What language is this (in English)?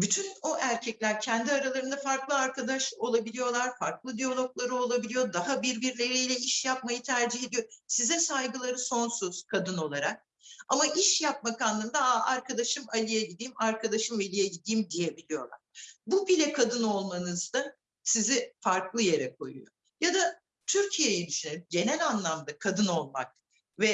Turkish